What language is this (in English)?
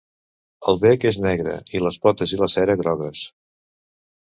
Catalan